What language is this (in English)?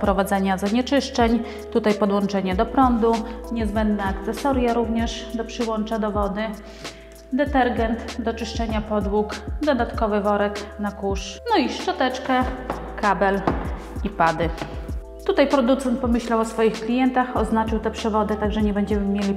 Polish